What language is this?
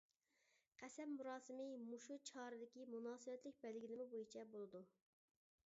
Uyghur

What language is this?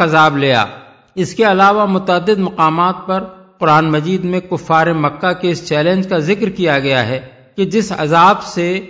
Urdu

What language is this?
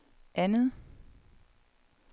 Danish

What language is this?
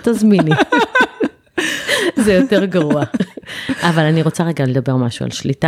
Hebrew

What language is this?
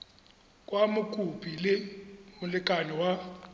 Tswana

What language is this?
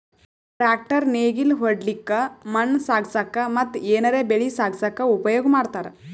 Kannada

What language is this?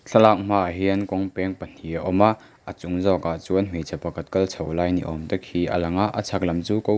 Mizo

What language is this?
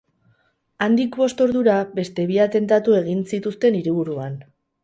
Basque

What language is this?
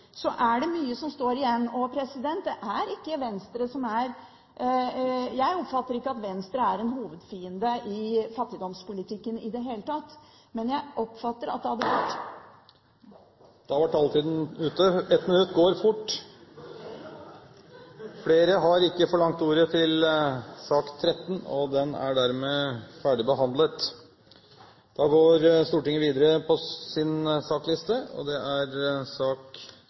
Norwegian Bokmål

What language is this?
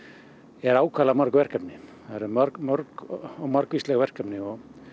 Icelandic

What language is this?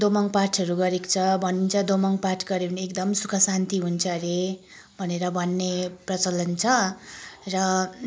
Nepali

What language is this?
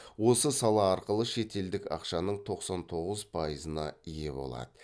Kazakh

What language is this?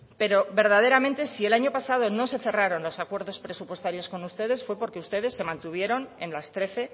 Spanish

